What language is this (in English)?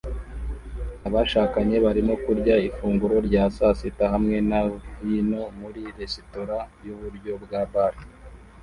Kinyarwanda